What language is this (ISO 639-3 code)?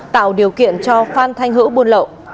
vie